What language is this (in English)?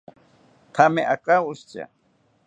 South Ucayali Ashéninka